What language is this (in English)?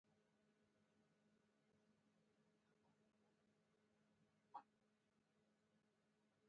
Pashto